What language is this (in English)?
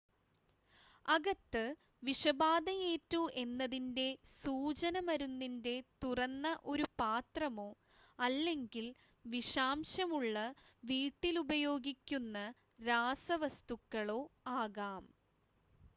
Malayalam